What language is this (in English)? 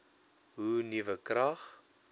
Afrikaans